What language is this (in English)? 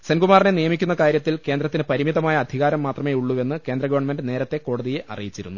Malayalam